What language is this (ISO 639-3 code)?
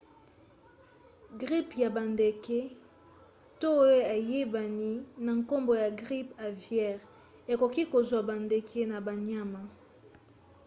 lin